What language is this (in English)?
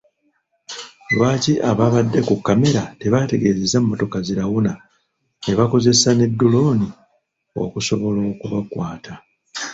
Ganda